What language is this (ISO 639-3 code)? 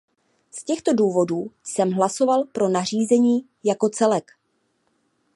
ces